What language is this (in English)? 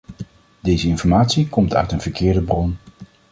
Dutch